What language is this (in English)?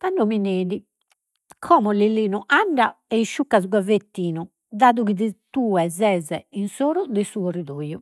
Sardinian